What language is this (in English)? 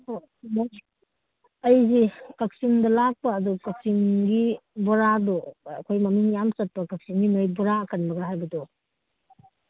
Manipuri